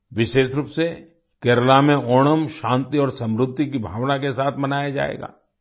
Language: Hindi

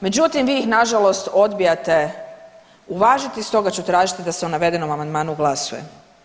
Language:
Croatian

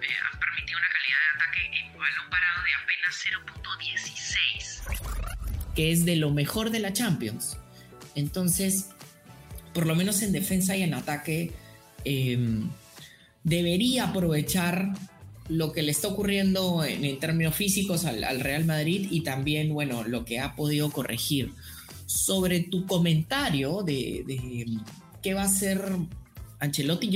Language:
Spanish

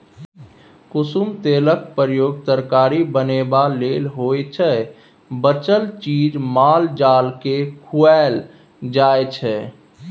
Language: Maithili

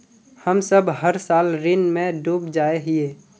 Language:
Magahi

